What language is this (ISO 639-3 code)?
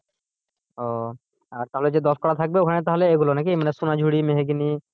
ben